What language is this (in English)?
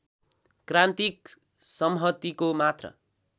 Nepali